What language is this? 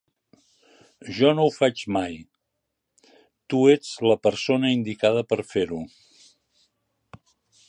Catalan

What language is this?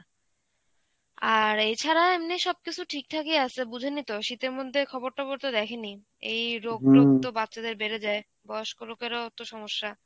Bangla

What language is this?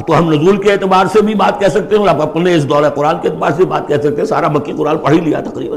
Urdu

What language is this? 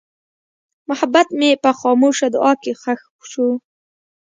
Pashto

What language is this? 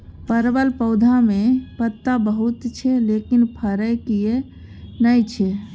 Maithili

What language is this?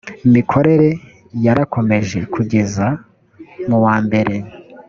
Kinyarwanda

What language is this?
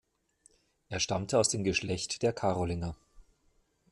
German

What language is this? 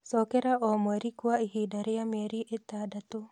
Kikuyu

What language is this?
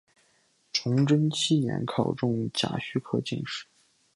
Chinese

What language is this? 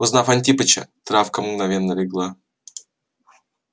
Russian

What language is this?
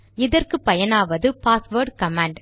Tamil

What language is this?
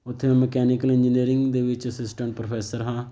Punjabi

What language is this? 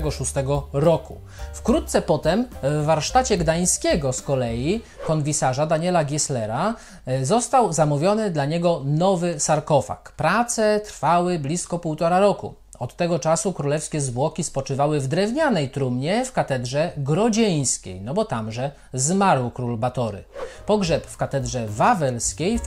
Polish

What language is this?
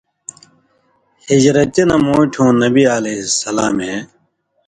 Indus Kohistani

